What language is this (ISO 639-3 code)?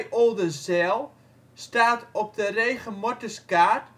nld